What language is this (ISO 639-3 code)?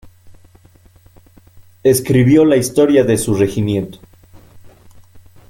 spa